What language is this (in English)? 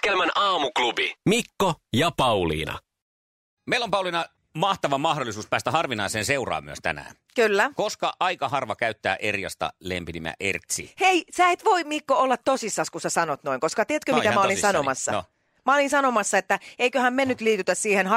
Finnish